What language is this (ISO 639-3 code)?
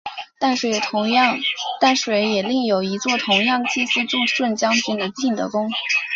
zho